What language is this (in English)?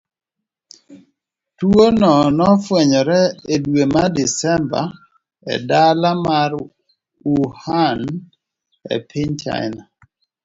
Luo (Kenya and Tanzania)